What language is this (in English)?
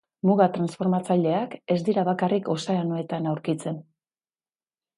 Basque